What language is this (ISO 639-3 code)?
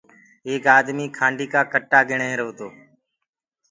ggg